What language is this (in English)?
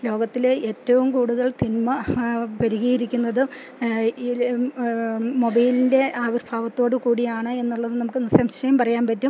Malayalam